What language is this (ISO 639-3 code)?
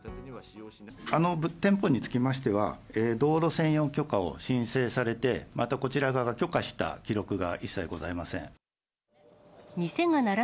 jpn